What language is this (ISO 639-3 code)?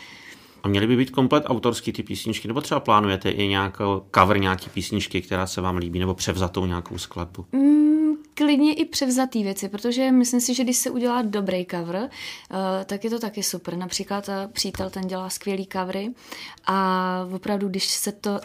ces